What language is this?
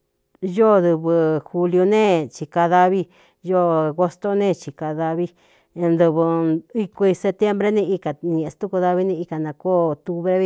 Cuyamecalco Mixtec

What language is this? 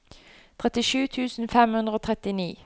Norwegian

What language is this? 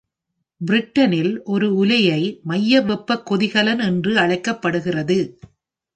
Tamil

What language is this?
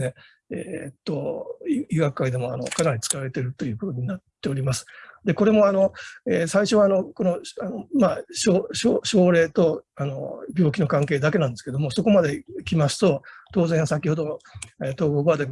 Japanese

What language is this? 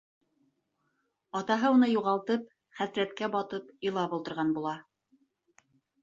Bashkir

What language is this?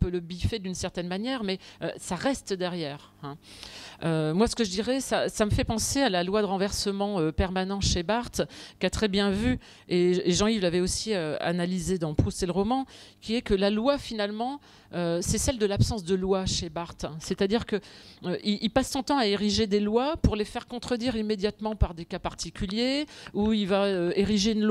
French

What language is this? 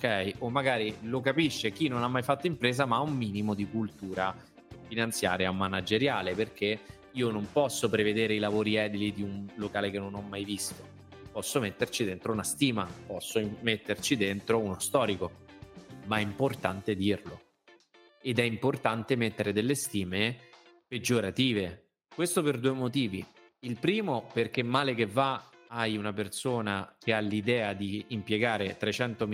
Italian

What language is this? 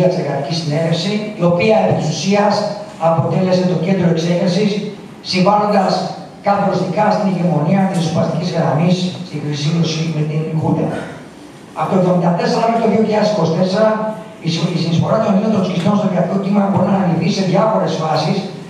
Greek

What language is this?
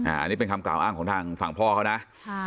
Thai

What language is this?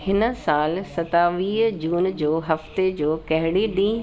Sindhi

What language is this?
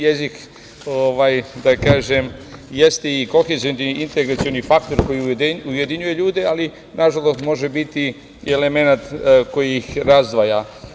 Serbian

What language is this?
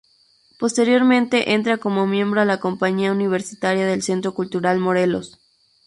Spanish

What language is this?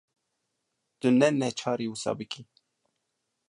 Kurdish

